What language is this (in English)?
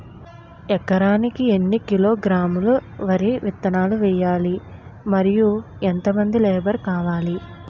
Telugu